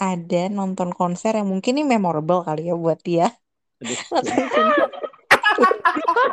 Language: Indonesian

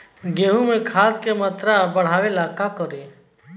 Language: Bhojpuri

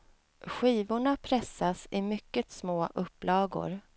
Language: Swedish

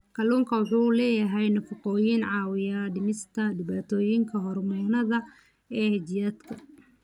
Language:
Somali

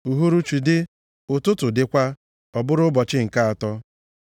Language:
Igbo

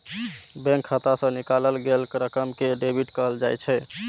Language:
Maithili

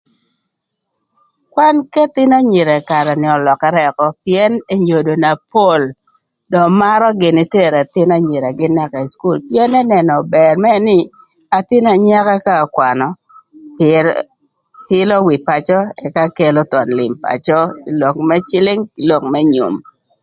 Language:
Thur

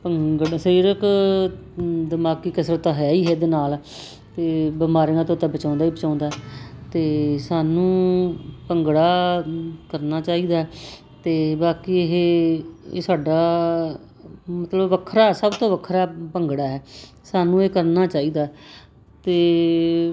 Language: Punjabi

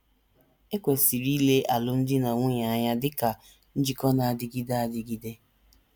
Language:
Igbo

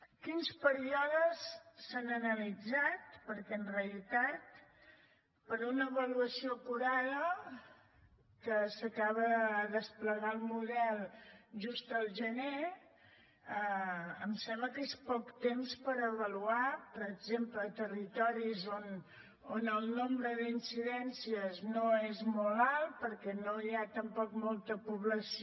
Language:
Catalan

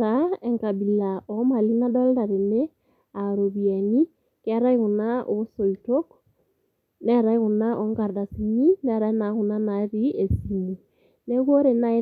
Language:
Masai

